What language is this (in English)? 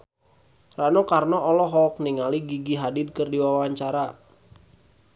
Sundanese